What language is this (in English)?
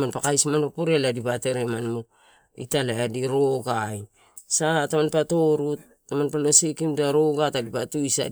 Torau